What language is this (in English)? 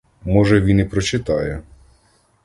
Ukrainian